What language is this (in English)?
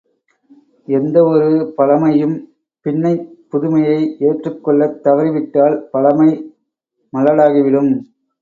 Tamil